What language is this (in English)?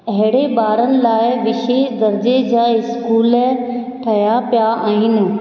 Sindhi